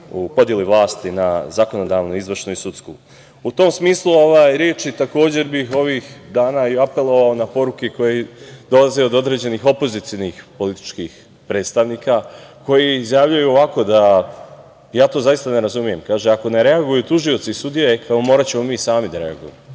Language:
Serbian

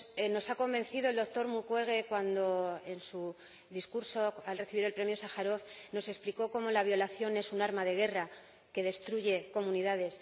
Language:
Spanish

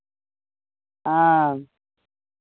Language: Maithili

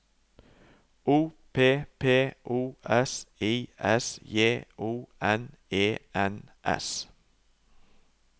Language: Norwegian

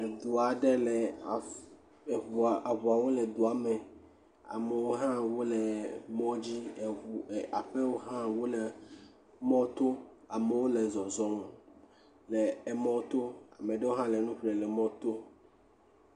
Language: Ewe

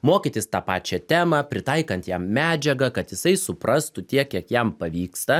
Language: Lithuanian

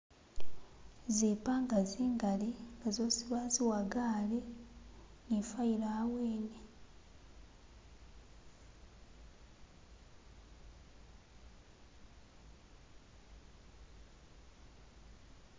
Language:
Masaaba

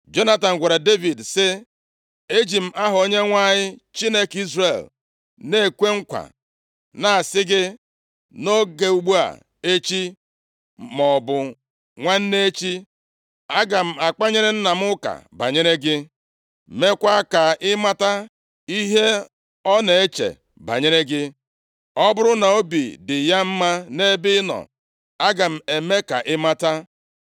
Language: Igbo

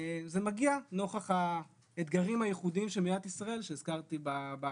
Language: Hebrew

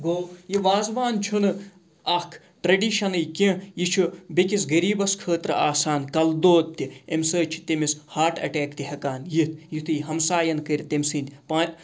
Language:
Kashmiri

